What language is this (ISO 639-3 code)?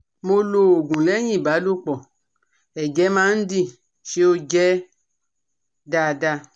yor